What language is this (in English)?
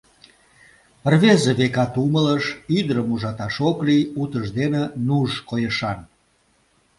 Mari